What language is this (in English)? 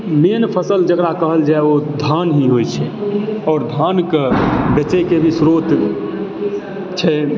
Maithili